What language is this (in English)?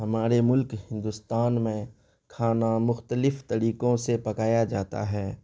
Urdu